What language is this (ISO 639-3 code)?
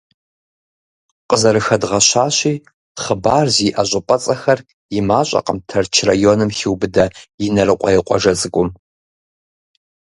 kbd